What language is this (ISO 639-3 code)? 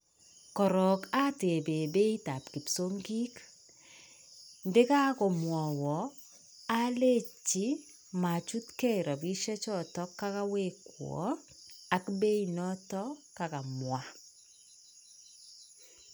kln